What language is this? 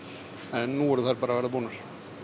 Icelandic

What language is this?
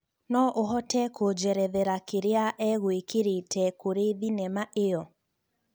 Kikuyu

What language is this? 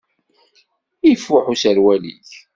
Kabyle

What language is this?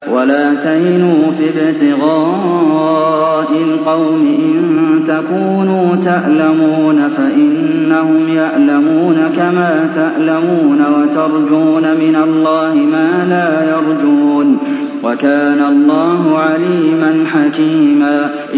Arabic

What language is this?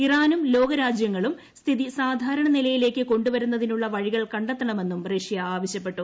Malayalam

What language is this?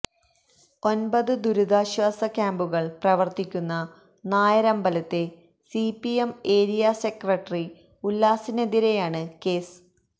Malayalam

